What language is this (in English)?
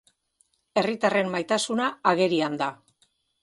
Basque